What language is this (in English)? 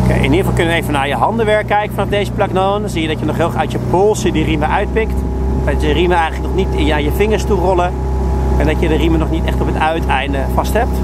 Dutch